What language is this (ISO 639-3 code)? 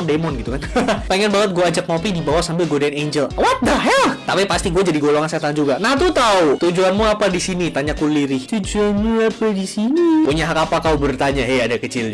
ind